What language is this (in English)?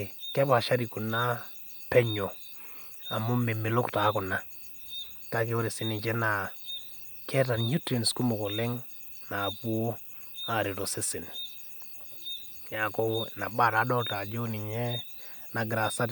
Masai